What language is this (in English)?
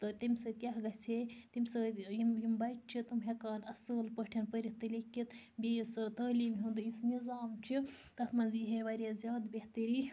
Kashmiri